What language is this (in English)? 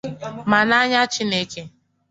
Igbo